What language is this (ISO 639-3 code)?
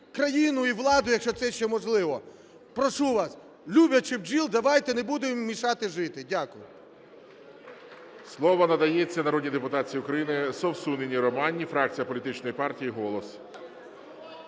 ukr